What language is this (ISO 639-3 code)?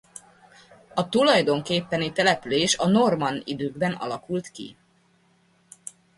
hun